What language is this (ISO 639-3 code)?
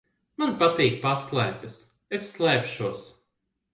lav